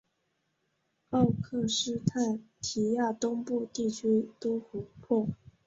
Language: Chinese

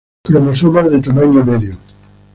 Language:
Spanish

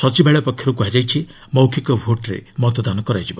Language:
Odia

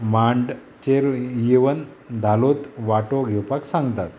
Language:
Konkani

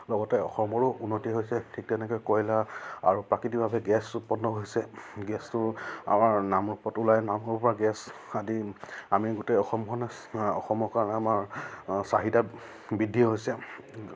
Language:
Assamese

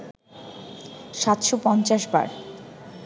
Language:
Bangla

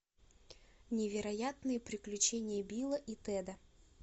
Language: Russian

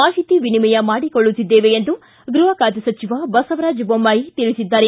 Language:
Kannada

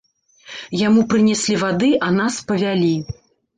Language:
Belarusian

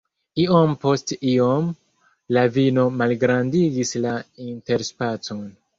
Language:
Esperanto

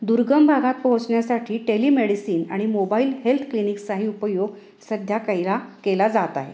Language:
Marathi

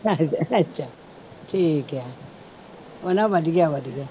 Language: Punjabi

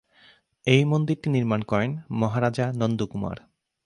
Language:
Bangla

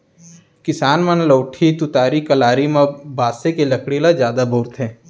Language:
Chhattisgarhi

